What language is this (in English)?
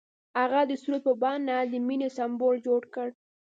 Pashto